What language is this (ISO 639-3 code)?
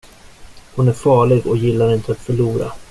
swe